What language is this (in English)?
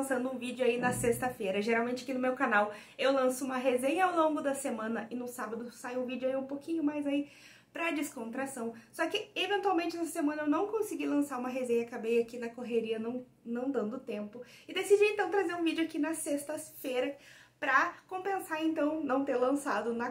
Portuguese